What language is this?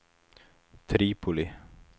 Swedish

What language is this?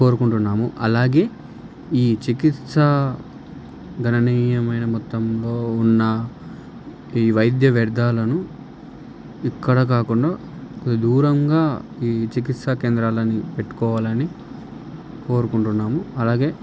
Telugu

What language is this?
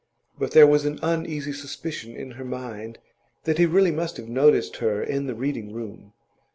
English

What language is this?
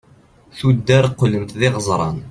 Kabyle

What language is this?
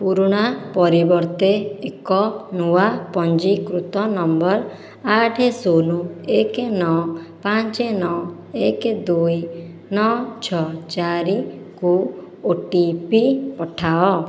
Odia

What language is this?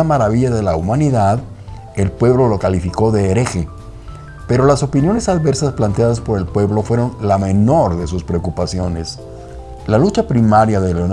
Spanish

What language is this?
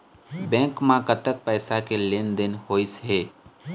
Chhattisgarhi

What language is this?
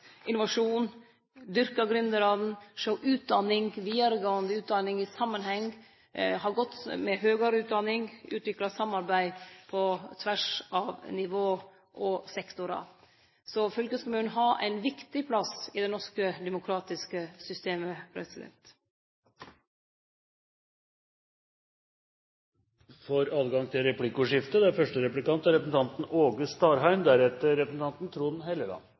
Norwegian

